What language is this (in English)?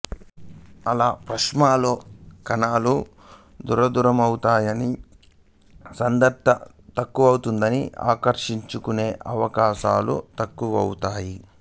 Telugu